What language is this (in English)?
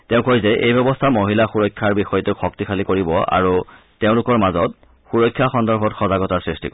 Assamese